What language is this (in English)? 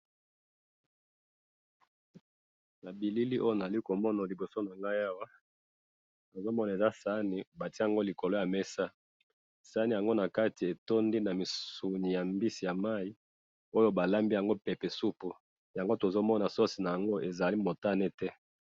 Lingala